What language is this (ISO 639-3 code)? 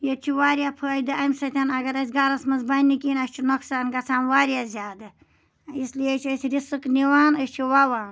kas